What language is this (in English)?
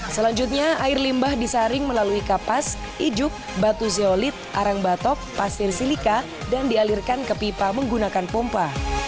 Indonesian